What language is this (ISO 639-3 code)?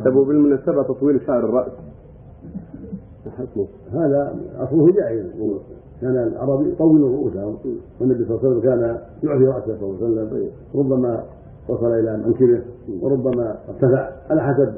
ara